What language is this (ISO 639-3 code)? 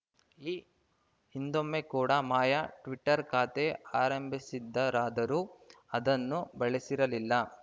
kan